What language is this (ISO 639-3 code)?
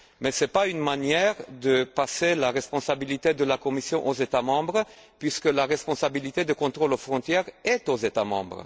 fra